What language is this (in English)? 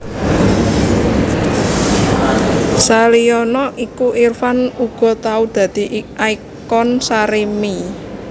Javanese